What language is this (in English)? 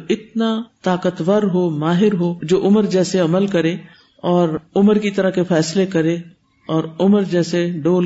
Urdu